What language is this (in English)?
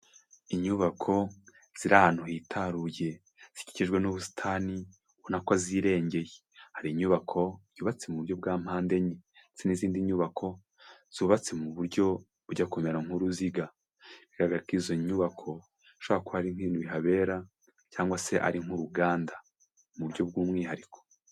Kinyarwanda